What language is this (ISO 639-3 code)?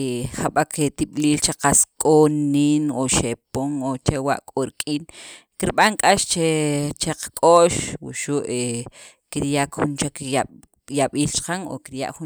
quv